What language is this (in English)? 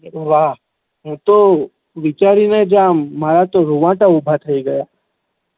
Gujarati